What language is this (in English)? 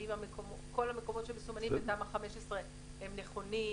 Hebrew